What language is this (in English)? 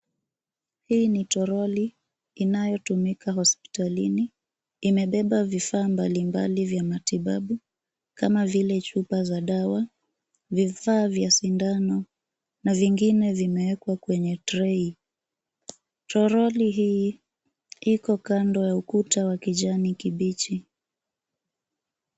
Swahili